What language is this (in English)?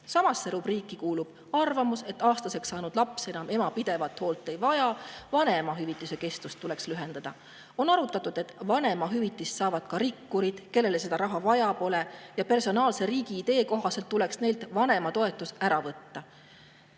Estonian